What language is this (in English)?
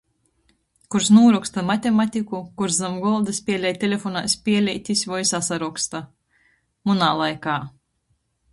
Latgalian